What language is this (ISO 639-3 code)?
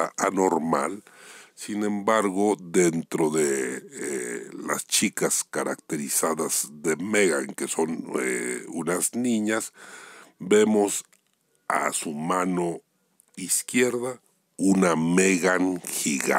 spa